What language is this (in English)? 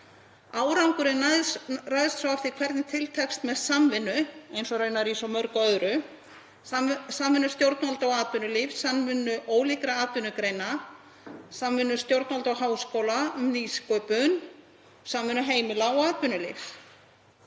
Icelandic